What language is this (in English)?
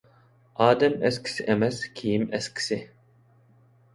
Uyghur